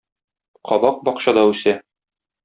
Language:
Tatar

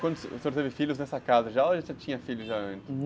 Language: Portuguese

